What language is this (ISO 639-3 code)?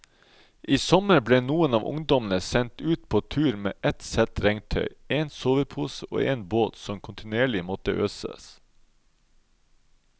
nor